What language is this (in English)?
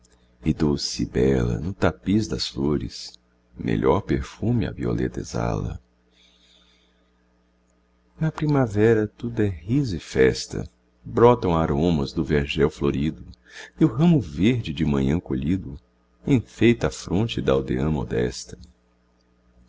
Portuguese